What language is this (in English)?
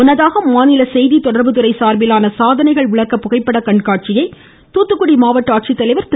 Tamil